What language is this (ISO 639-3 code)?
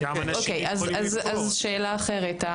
heb